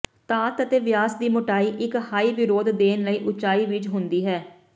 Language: Punjabi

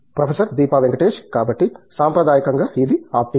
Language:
Telugu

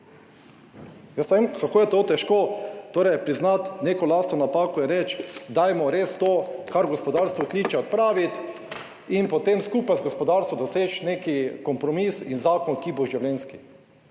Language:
Slovenian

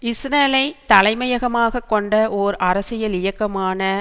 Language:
Tamil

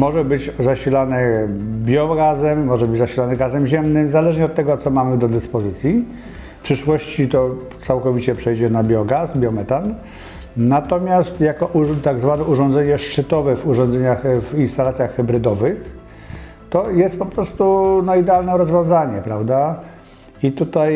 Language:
Polish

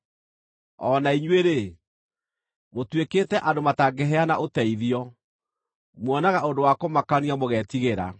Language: Kikuyu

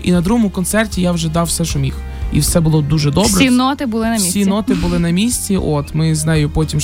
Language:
Ukrainian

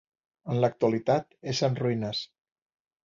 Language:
Catalan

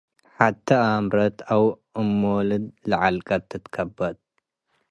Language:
Tigre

